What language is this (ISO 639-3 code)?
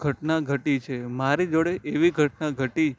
guj